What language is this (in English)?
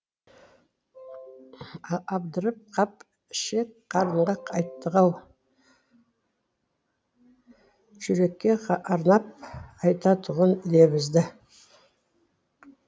Kazakh